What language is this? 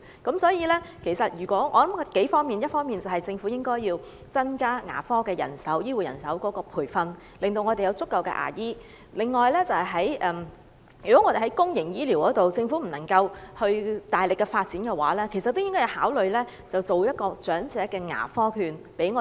Cantonese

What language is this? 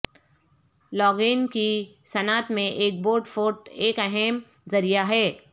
Urdu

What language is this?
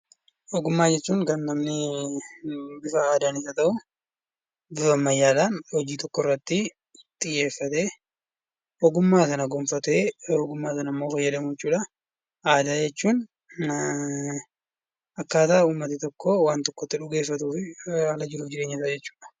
Oromo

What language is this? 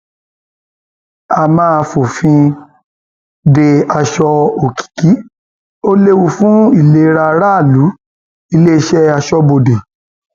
Yoruba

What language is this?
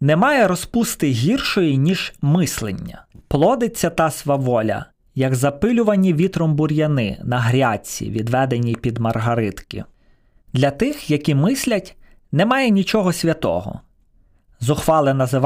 Ukrainian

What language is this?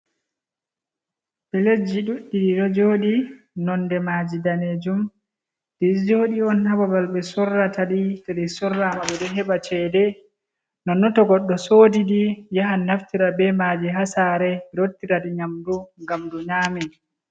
Fula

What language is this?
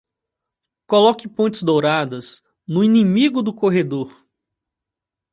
Portuguese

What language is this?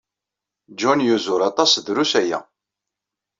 Kabyle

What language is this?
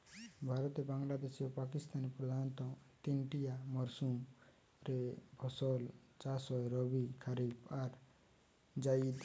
Bangla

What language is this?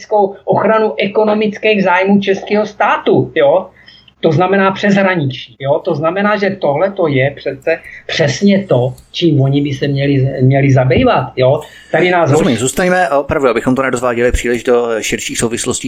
Czech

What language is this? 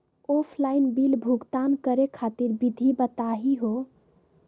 Magahi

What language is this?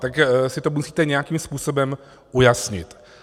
Czech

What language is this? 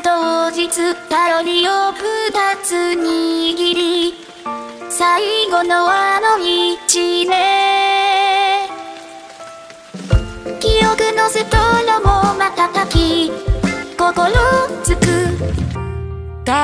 Italian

